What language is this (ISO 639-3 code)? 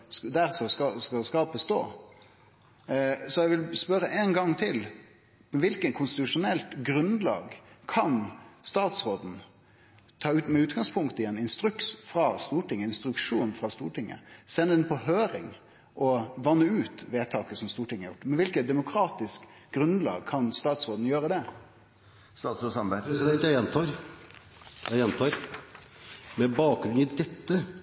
nno